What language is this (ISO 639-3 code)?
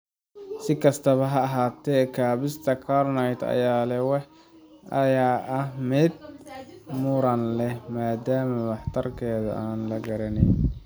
som